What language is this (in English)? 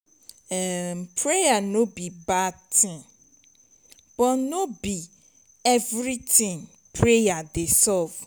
Nigerian Pidgin